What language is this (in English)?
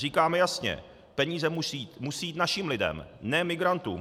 Czech